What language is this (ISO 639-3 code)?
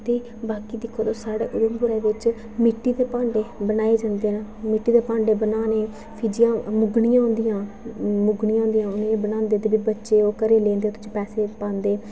doi